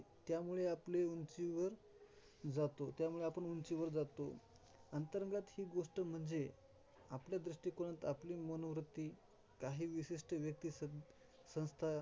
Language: Marathi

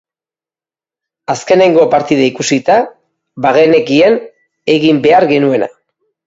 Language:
Basque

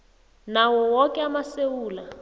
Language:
South Ndebele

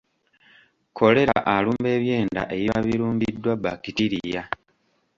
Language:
Ganda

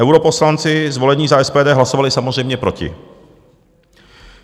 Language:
Czech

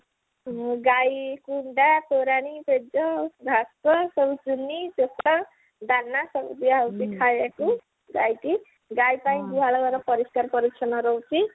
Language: Odia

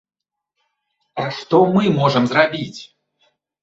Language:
Belarusian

